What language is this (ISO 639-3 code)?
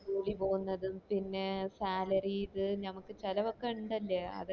mal